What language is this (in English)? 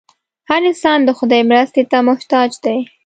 Pashto